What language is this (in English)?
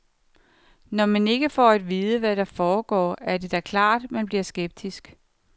Danish